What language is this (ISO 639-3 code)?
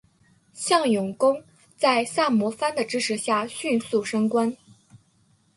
zho